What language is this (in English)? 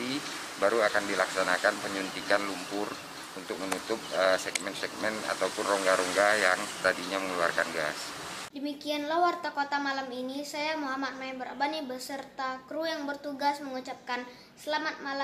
Indonesian